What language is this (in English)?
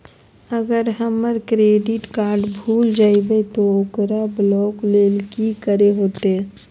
Magahi